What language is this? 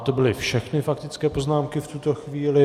Czech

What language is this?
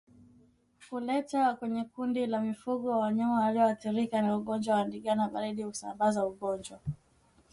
Swahili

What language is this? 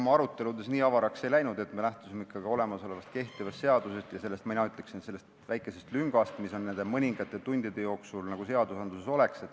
Estonian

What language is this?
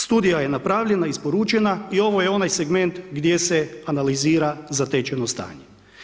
Croatian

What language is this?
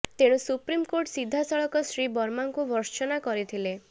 Odia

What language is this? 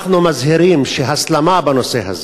Hebrew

